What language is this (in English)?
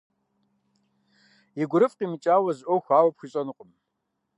Kabardian